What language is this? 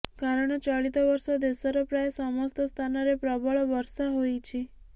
Odia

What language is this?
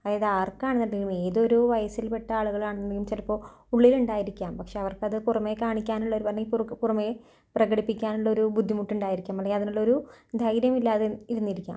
Malayalam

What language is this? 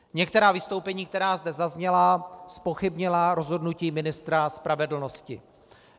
Czech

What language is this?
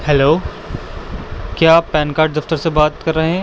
Urdu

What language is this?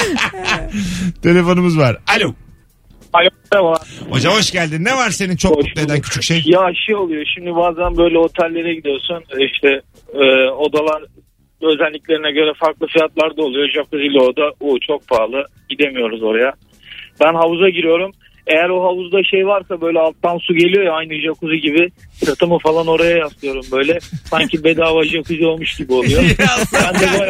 Turkish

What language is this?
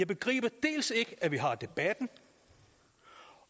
Danish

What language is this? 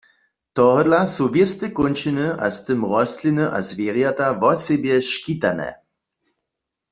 Upper Sorbian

